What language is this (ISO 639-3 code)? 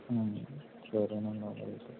tel